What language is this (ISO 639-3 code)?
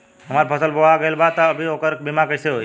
bho